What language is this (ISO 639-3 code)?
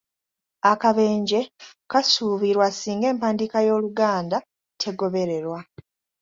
lug